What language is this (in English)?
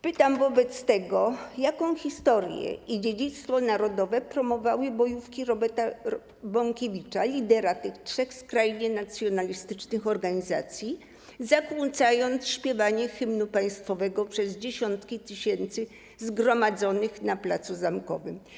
Polish